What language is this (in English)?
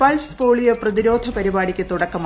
Malayalam